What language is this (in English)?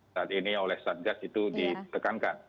Indonesian